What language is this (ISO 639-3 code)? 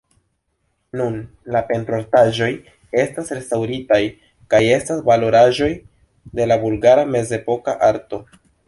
epo